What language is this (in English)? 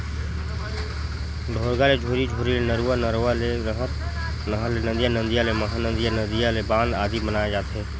Chhattisgarhi